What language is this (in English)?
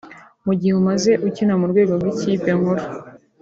Kinyarwanda